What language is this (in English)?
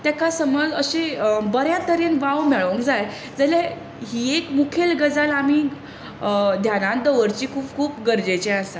Konkani